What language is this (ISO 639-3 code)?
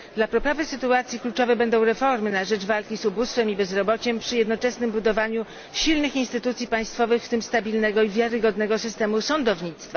pol